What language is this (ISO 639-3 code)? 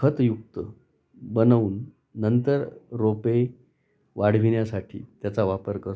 mar